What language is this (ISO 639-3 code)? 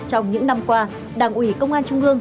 vie